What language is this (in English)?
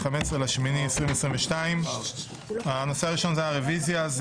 Hebrew